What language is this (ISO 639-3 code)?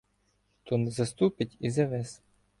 ukr